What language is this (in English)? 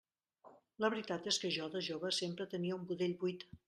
Catalan